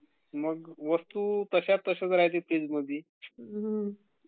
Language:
Marathi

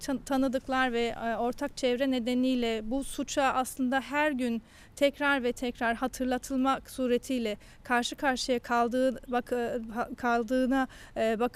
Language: Turkish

